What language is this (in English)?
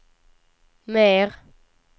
Swedish